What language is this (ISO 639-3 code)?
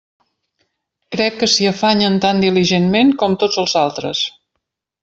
cat